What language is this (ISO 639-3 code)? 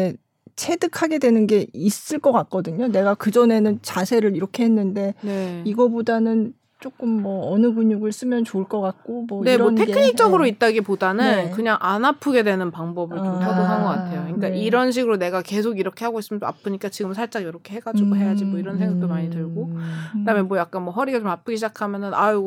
kor